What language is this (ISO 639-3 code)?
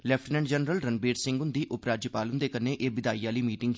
doi